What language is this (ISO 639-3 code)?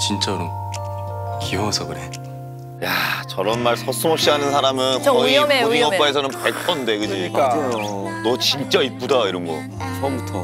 kor